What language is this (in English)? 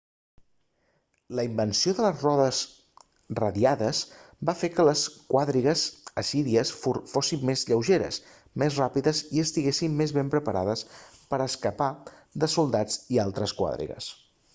Catalan